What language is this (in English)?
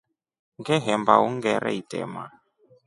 Rombo